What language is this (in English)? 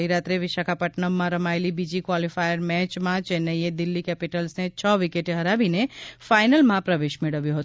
Gujarati